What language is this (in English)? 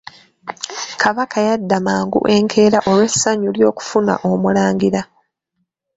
Ganda